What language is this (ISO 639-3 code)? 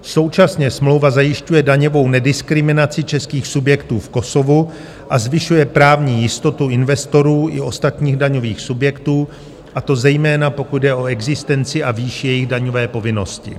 ces